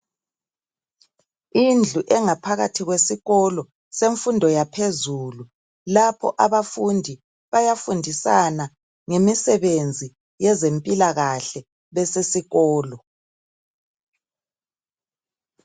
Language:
North Ndebele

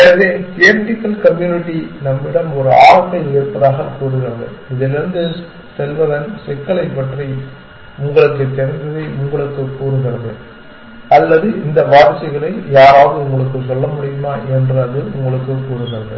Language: Tamil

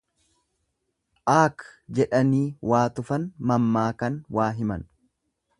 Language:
Oromo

